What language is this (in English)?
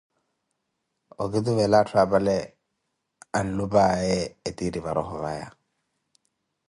Koti